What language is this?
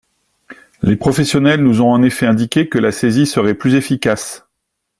French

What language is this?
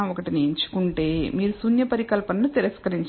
Telugu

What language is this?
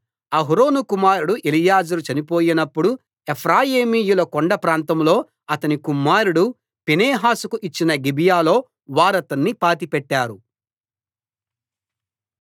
Telugu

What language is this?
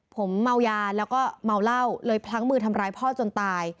Thai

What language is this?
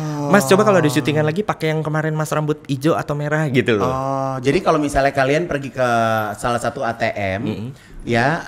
Indonesian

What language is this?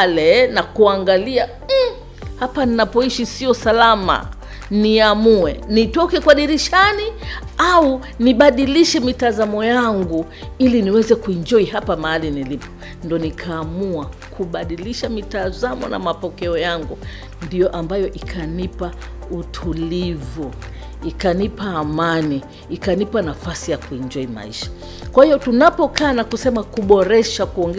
Swahili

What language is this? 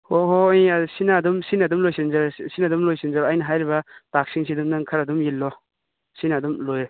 Manipuri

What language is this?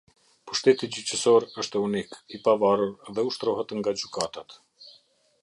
Albanian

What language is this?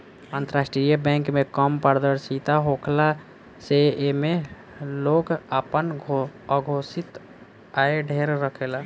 Bhojpuri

